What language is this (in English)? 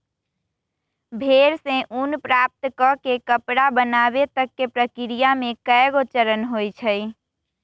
Magahi